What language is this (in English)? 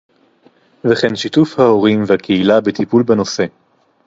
Hebrew